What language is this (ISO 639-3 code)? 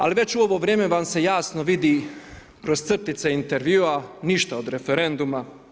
hrv